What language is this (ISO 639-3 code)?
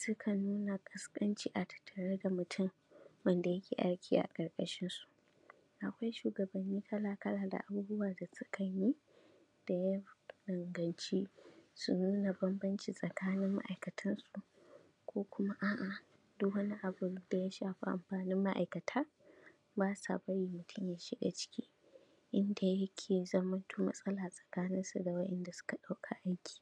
hau